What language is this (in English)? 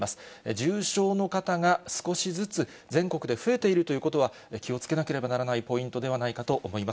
Japanese